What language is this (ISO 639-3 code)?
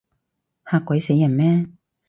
yue